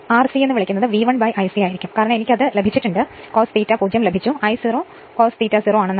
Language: Malayalam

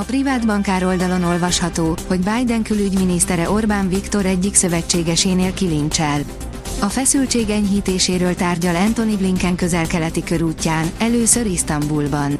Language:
Hungarian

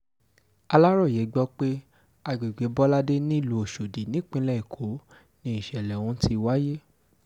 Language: Yoruba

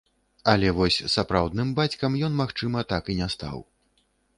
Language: Belarusian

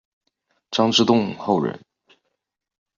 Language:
Chinese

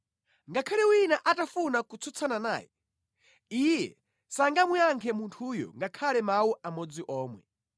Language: Nyanja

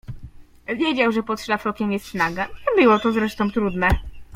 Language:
Polish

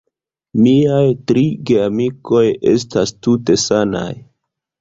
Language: Esperanto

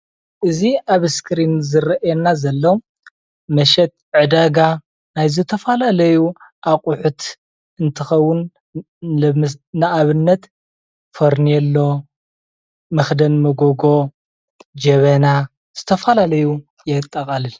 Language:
Tigrinya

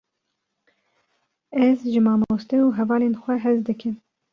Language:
Kurdish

